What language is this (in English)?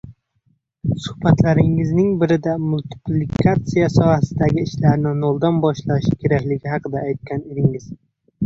Uzbek